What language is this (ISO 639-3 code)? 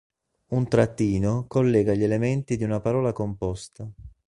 ita